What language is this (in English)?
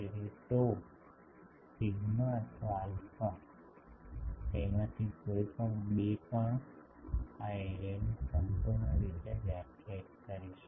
Gujarati